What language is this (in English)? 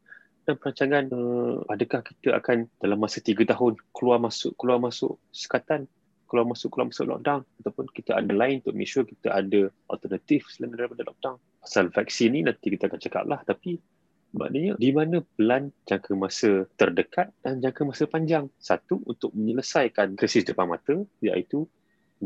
Malay